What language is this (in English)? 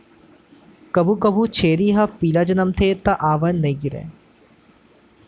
Chhattisgarhi